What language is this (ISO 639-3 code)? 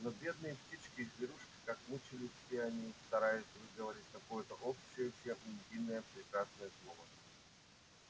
rus